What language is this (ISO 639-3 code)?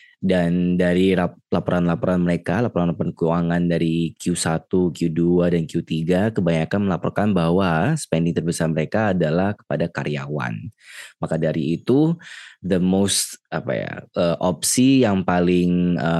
ind